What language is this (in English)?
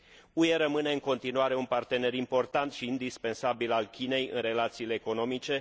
Romanian